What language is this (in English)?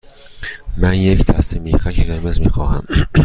Persian